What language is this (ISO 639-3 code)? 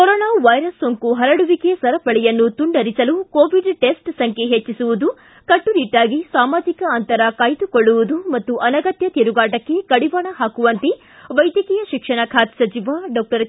kan